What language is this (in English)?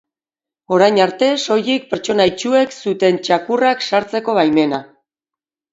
Basque